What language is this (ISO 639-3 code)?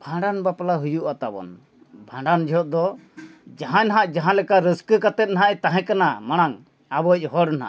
sat